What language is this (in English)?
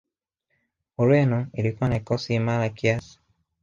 Swahili